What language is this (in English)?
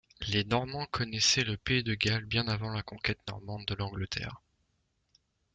French